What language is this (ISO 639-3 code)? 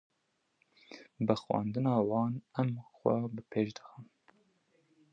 kur